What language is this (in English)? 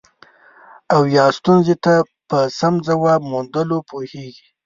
Pashto